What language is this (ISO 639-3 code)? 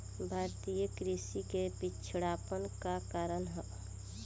bho